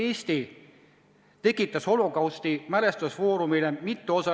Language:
Estonian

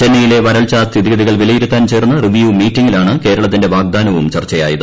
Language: Malayalam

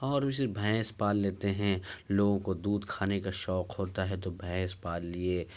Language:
Urdu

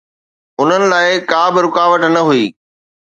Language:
Sindhi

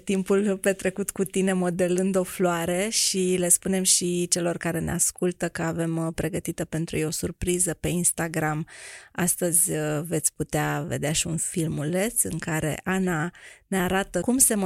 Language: Romanian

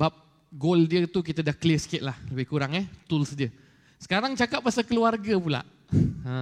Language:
Malay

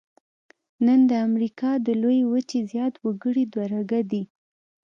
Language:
Pashto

